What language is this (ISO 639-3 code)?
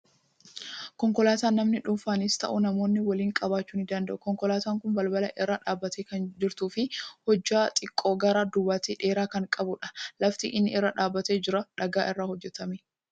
orm